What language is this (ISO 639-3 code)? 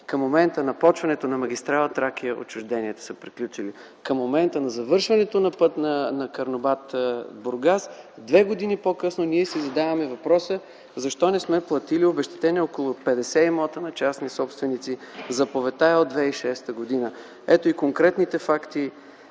bul